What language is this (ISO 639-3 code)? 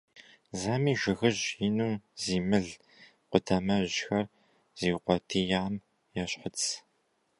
kbd